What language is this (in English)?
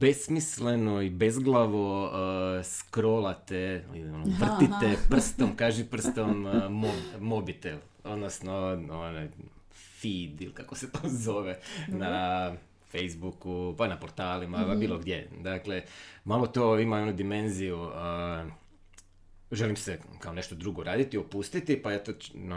Croatian